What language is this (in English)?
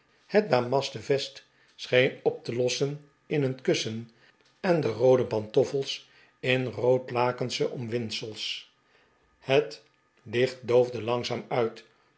Dutch